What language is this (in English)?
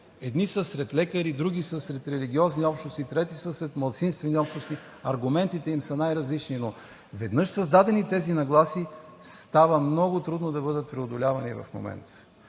Bulgarian